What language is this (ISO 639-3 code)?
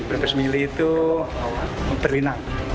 ind